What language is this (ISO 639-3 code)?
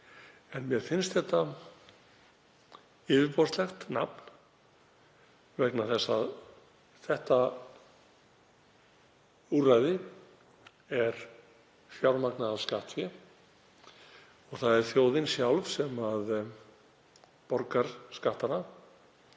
isl